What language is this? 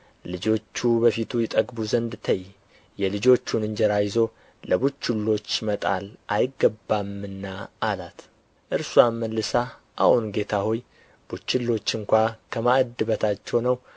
Amharic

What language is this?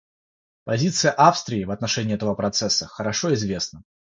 Russian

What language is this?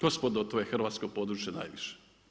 Croatian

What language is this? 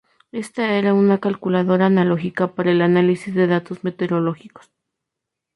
Spanish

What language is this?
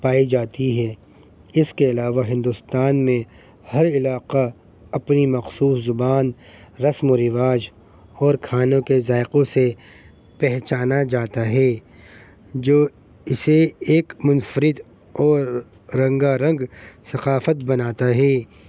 Urdu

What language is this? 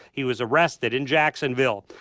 English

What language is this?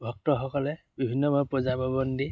Assamese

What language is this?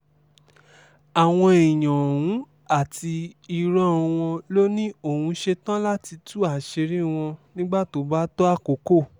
Yoruba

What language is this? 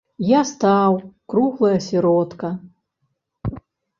Belarusian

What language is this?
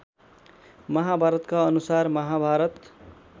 Nepali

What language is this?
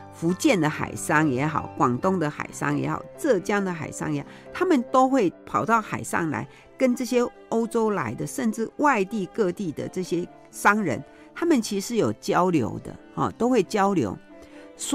Chinese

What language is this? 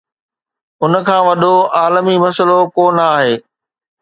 Sindhi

